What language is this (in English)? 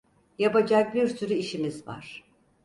Turkish